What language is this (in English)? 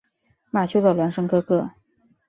Chinese